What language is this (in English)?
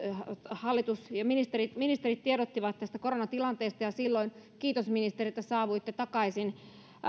Finnish